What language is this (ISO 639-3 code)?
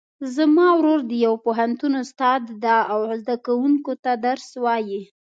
pus